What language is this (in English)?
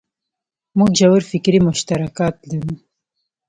Pashto